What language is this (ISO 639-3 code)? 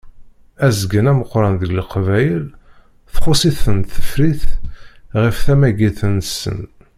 kab